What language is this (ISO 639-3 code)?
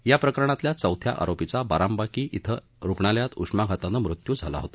mar